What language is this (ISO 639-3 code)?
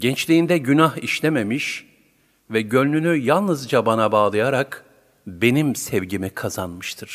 tur